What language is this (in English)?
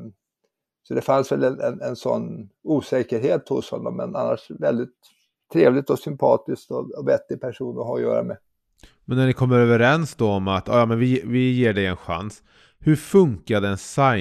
Swedish